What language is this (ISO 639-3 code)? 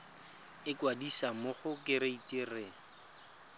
tsn